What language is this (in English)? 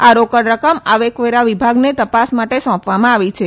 Gujarati